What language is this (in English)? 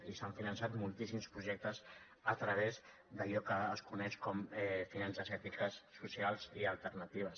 Catalan